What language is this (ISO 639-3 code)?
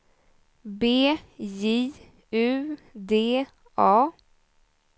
swe